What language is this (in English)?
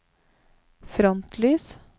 Norwegian